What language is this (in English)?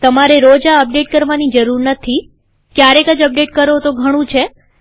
Gujarati